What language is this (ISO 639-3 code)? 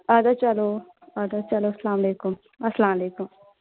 kas